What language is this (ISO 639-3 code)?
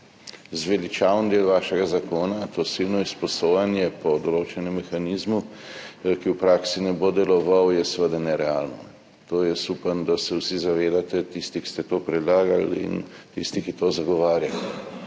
slv